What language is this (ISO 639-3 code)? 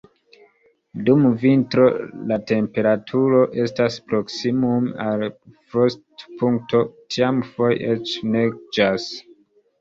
epo